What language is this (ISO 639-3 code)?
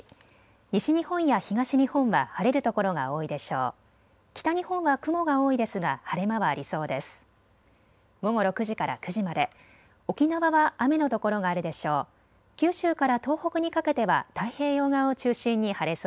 jpn